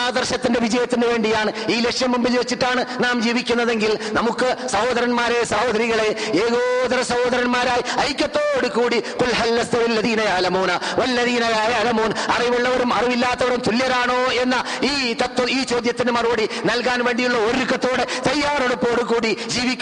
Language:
Malayalam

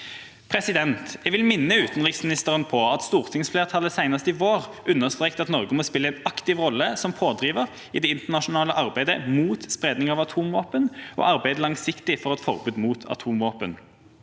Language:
Norwegian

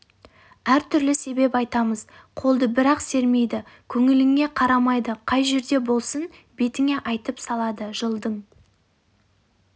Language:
Kazakh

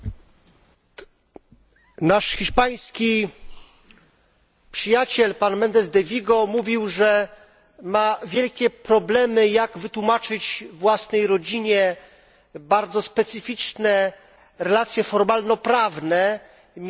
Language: Polish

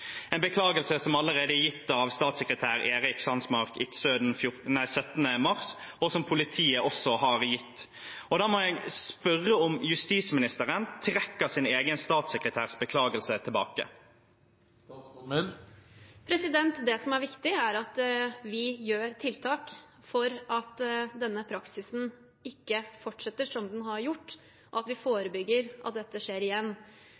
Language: Norwegian Bokmål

